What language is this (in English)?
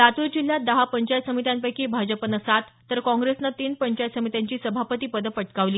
Marathi